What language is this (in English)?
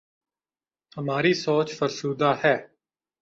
Urdu